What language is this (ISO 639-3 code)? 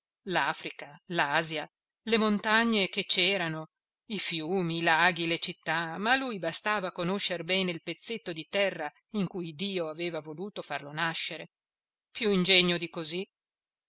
ita